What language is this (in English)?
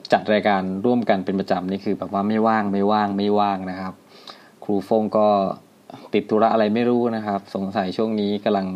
Thai